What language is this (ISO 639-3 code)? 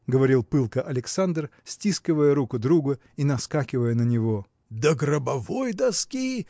rus